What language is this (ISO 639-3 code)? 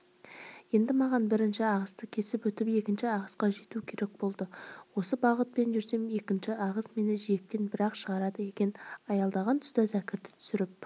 kaz